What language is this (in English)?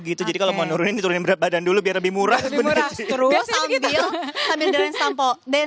Indonesian